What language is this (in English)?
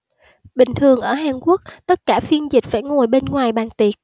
Vietnamese